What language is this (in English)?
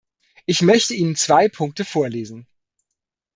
German